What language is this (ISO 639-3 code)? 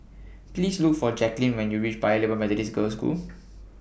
eng